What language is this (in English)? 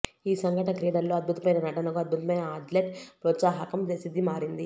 Telugu